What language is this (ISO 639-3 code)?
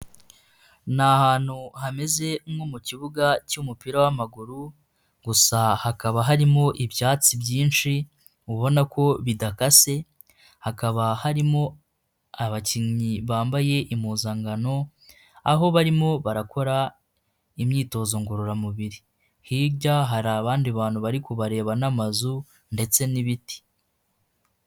kin